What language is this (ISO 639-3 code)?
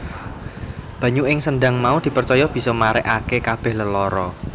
jav